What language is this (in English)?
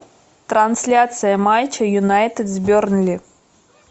Russian